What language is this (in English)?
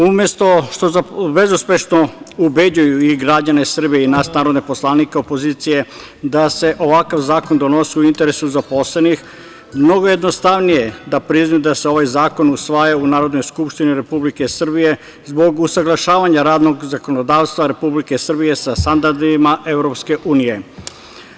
Serbian